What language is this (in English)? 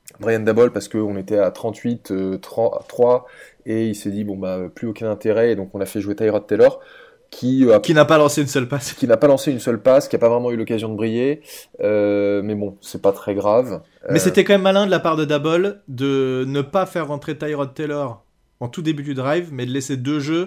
French